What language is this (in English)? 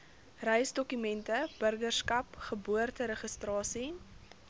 Afrikaans